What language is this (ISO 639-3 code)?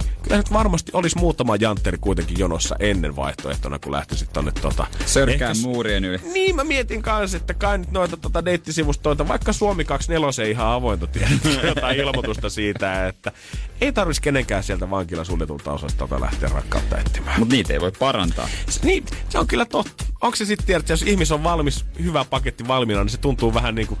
fin